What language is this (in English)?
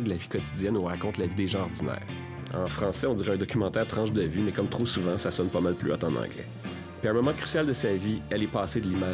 French